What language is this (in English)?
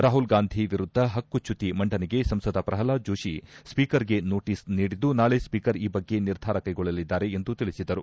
Kannada